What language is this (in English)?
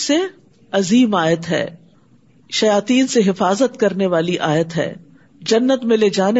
Urdu